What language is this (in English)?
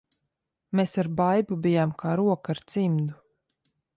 Latvian